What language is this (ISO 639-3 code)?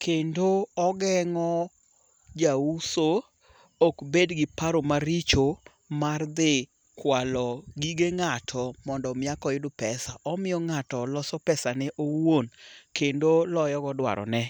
luo